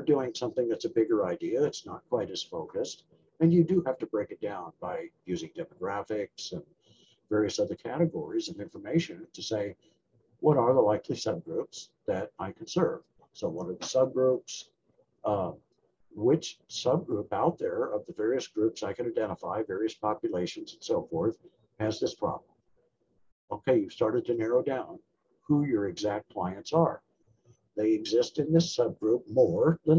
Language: English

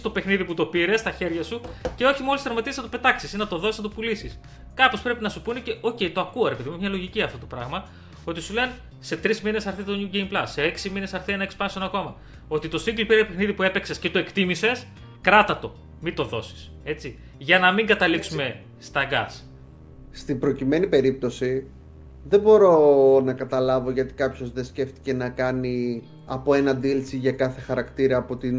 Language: Greek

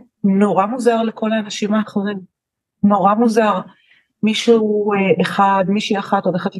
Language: Hebrew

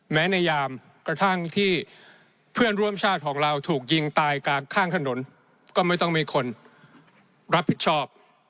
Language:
Thai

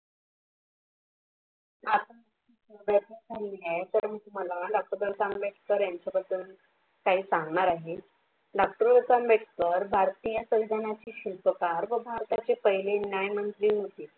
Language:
Marathi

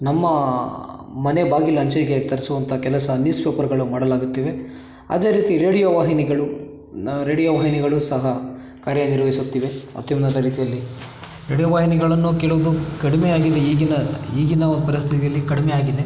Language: Kannada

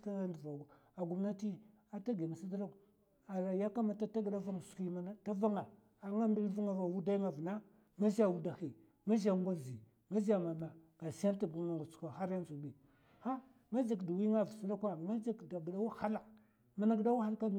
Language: Mafa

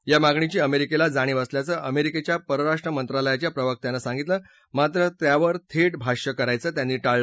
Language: Marathi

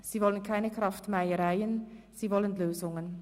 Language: Swiss German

